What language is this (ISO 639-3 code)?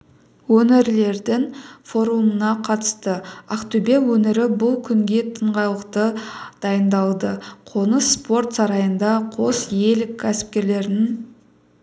kaz